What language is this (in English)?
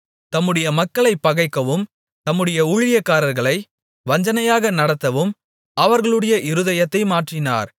Tamil